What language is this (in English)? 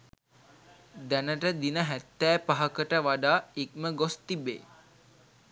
Sinhala